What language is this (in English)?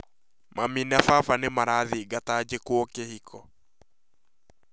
Kikuyu